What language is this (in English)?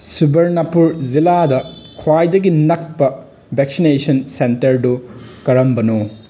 Manipuri